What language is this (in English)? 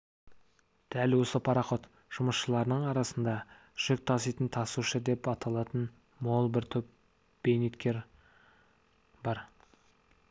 Kazakh